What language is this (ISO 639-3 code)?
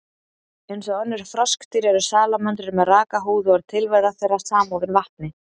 isl